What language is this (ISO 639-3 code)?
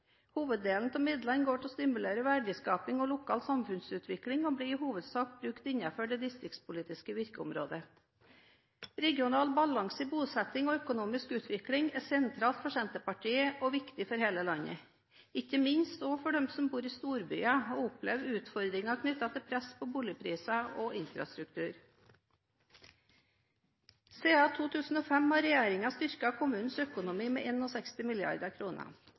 nob